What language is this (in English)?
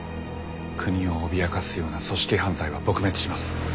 Japanese